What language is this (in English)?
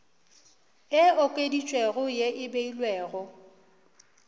Northern Sotho